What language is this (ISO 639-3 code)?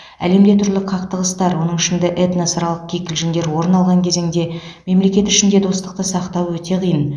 kaz